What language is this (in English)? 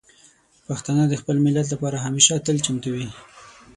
Pashto